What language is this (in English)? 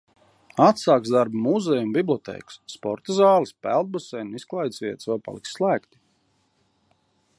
Latvian